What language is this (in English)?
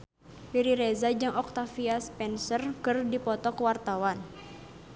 Sundanese